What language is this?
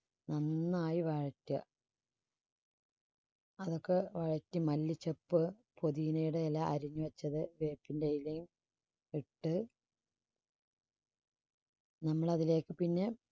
Malayalam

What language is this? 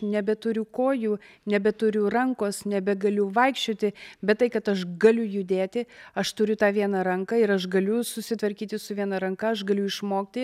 Lithuanian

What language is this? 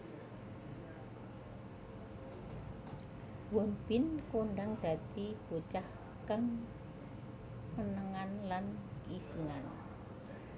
Javanese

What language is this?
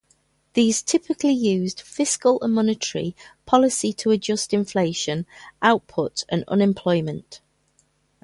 English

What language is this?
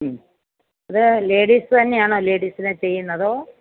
Malayalam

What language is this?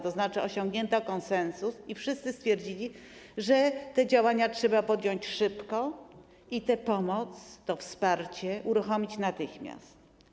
Polish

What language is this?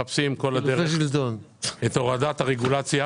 Hebrew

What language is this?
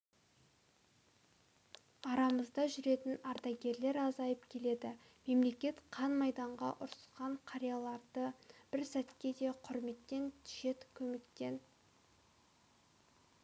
Kazakh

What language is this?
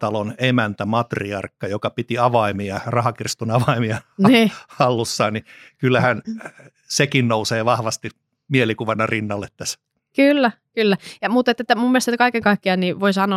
Finnish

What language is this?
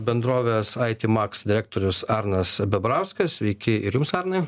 Lithuanian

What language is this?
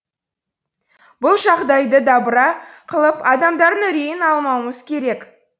Kazakh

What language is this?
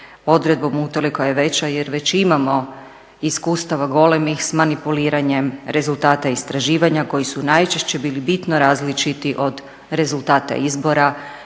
Croatian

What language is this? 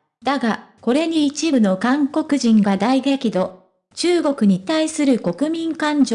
Japanese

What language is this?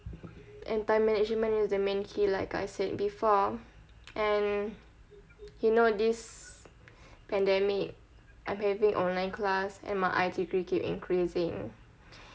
English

